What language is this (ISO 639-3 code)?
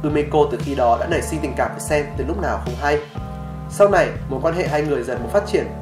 vie